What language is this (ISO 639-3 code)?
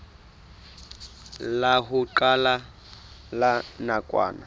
sot